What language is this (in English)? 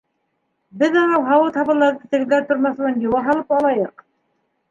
Bashkir